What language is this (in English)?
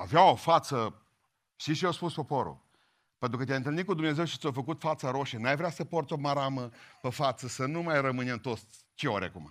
Romanian